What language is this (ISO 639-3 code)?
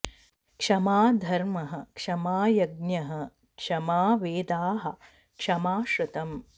san